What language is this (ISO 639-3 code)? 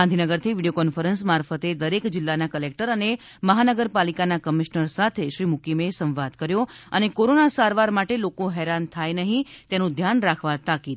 guj